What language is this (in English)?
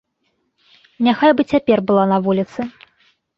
Belarusian